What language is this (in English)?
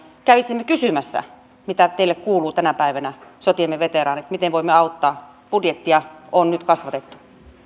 Finnish